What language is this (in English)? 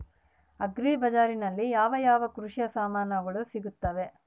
Kannada